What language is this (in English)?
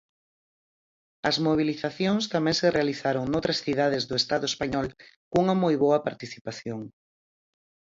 Galician